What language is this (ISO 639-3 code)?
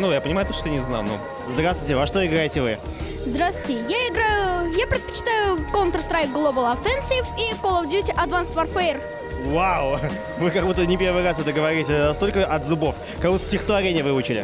rus